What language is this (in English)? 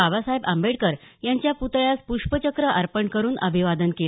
Marathi